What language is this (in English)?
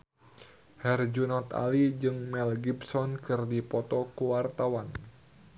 Sundanese